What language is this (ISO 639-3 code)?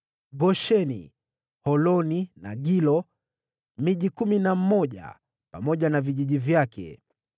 swa